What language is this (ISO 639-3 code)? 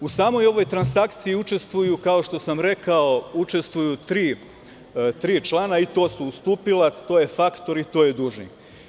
srp